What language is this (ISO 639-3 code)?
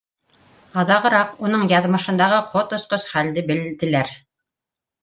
bak